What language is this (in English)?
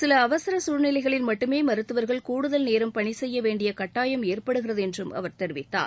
Tamil